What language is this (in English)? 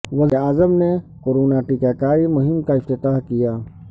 Urdu